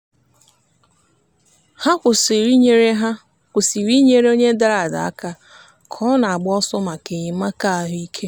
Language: Igbo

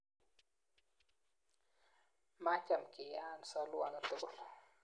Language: Kalenjin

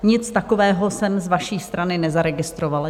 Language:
Czech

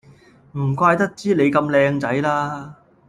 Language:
Cantonese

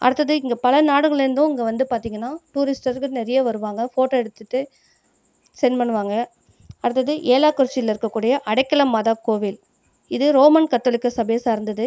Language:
Tamil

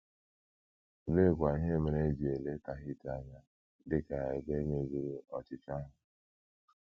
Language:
Igbo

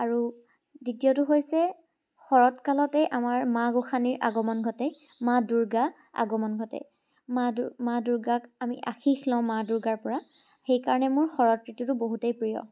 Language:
Assamese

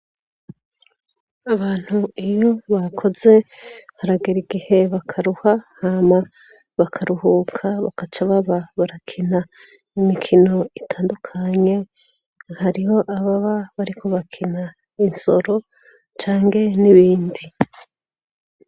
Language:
Rundi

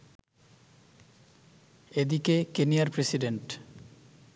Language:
Bangla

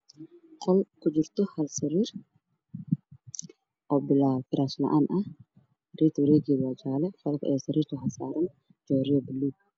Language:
Somali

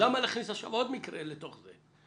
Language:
Hebrew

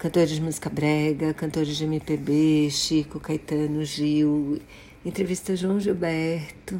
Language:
Portuguese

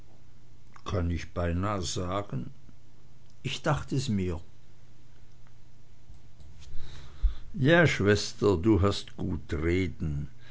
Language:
German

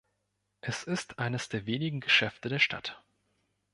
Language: German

